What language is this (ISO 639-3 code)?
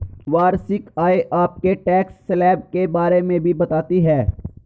hin